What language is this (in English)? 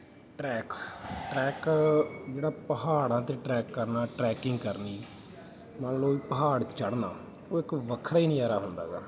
Punjabi